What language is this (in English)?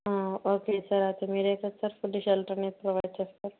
Telugu